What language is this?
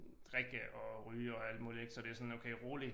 Danish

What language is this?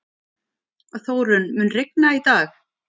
Icelandic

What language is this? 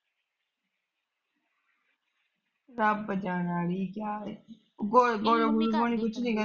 Punjabi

